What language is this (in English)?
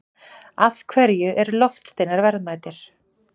Icelandic